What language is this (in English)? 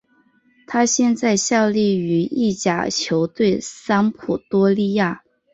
Chinese